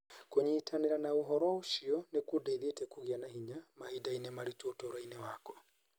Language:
Kikuyu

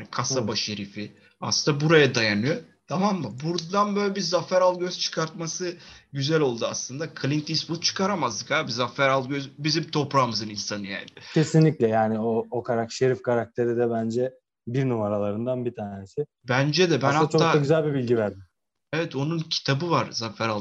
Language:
Turkish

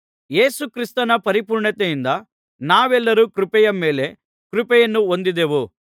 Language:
Kannada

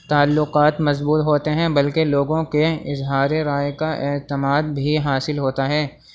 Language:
Urdu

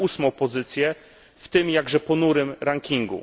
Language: Polish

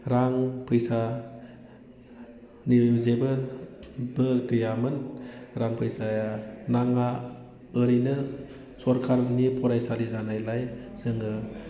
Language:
Bodo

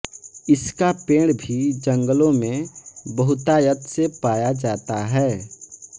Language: Hindi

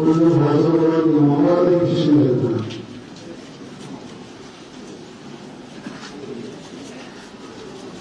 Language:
Arabic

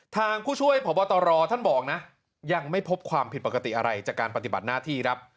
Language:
Thai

